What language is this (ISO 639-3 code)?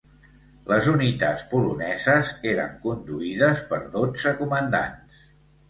cat